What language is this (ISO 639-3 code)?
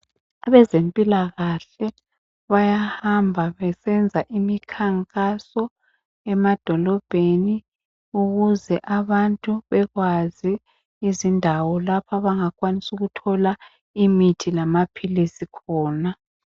nde